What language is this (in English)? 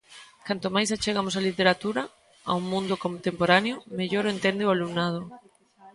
Galician